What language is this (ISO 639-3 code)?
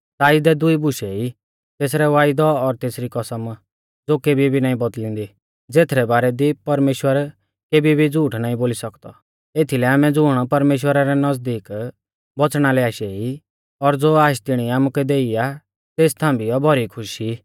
bfz